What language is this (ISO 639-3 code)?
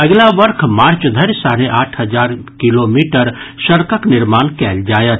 mai